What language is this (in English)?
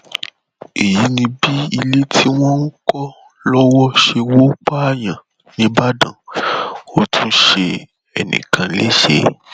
Yoruba